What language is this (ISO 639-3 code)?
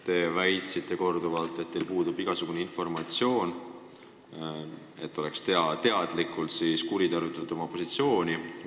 est